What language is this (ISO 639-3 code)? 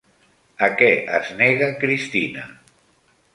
cat